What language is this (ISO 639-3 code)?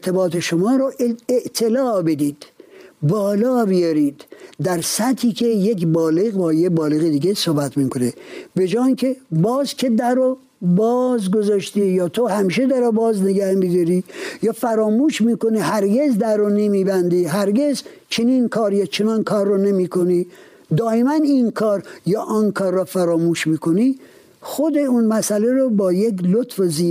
fas